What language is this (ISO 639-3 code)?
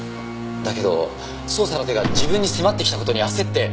jpn